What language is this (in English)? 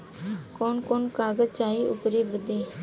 Bhojpuri